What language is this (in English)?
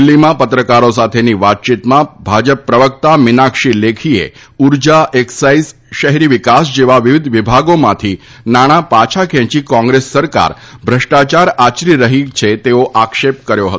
Gujarati